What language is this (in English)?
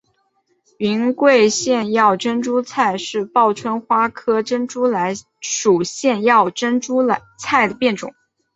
Chinese